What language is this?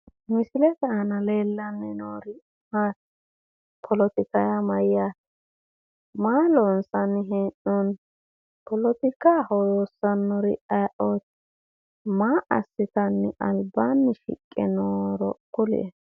Sidamo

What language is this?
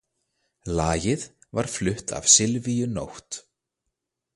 Icelandic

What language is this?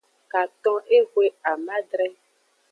Aja (Benin)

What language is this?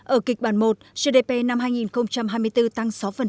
Vietnamese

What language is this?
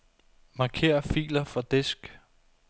Danish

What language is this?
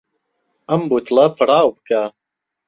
Central Kurdish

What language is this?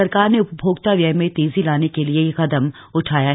Hindi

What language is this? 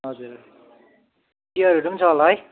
Nepali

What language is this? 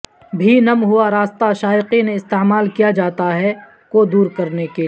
Urdu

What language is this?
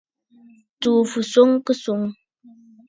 Bafut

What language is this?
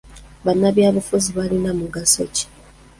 Ganda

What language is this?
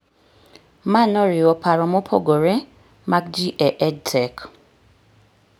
Luo (Kenya and Tanzania)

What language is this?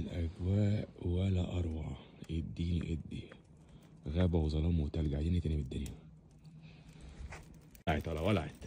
Arabic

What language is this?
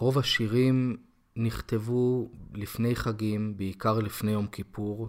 Hebrew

